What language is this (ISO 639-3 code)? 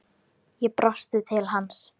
isl